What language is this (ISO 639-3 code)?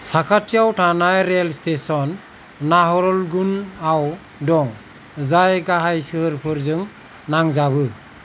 brx